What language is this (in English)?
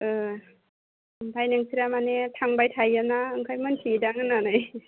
Bodo